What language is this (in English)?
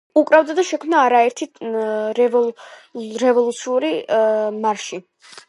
Georgian